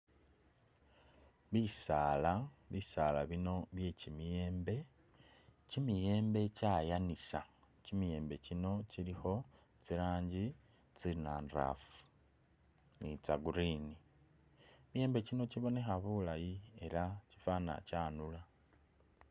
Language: Masaaba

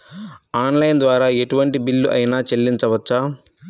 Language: Telugu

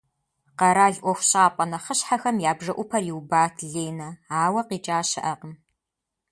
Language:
Kabardian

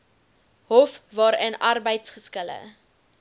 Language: Afrikaans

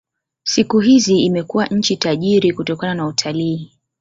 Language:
Swahili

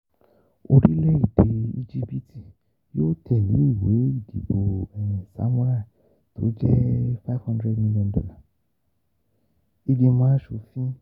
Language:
Yoruba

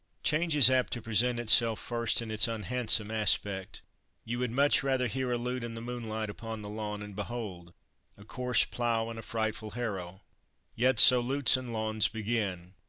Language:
English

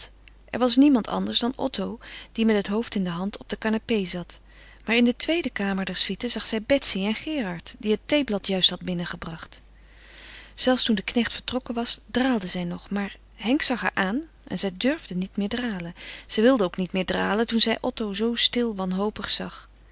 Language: Dutch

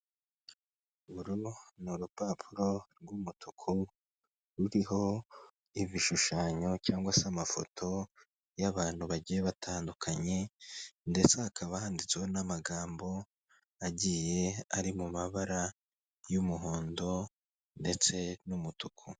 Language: Kinyarwanda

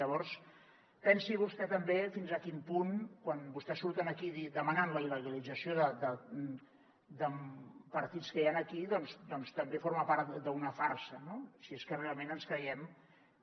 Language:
Catalan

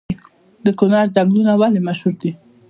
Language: Pashto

